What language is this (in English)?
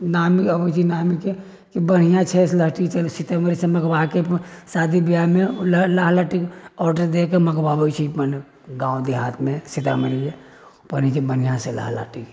Maithili